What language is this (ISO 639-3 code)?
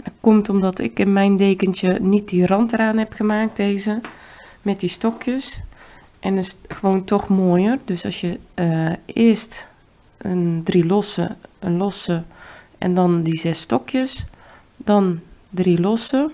nld